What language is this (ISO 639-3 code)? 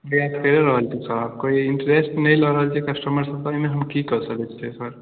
mai